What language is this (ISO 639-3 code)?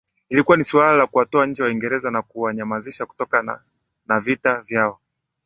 swa